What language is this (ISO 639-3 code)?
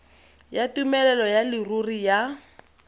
tsn